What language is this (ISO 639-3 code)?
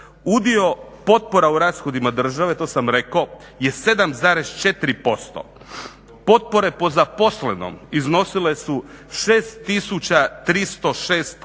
hrv